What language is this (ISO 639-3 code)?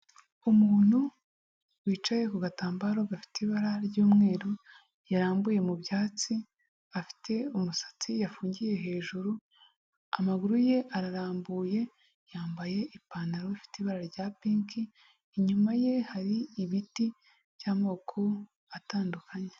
kin